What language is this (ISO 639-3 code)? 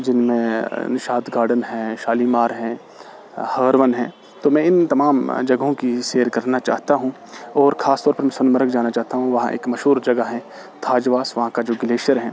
urd